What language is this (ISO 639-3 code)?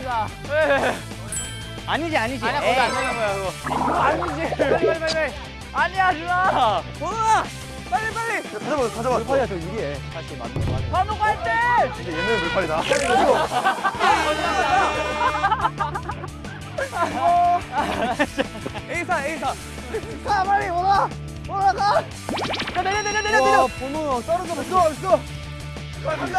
kor